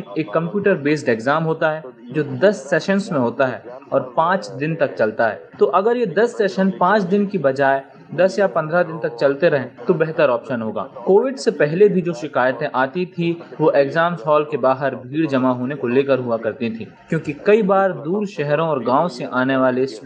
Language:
Hindi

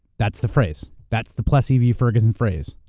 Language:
English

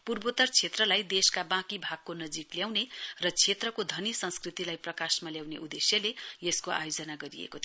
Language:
Nepali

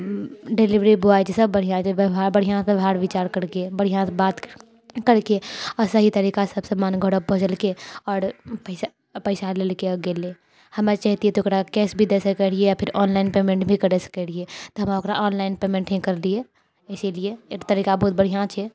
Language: Maithili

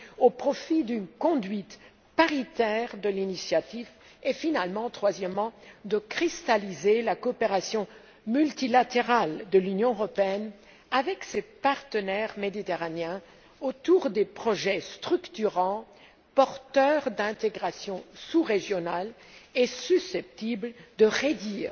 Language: French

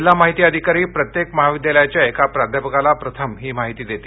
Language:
Marathi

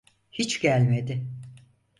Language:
Turkish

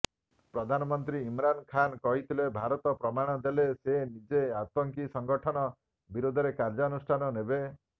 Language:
Odia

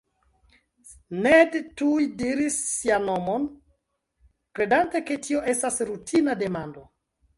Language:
Esperanto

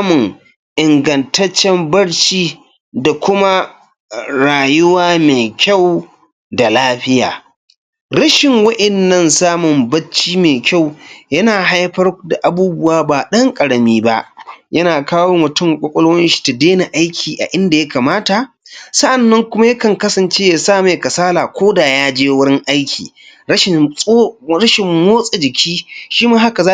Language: Hausa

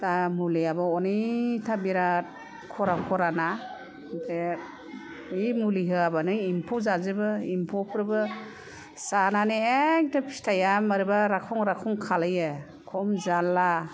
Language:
Bodo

